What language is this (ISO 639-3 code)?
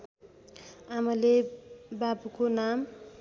nep